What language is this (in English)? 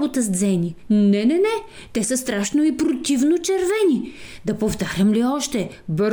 Bulgarian